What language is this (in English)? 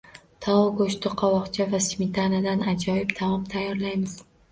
Uzbek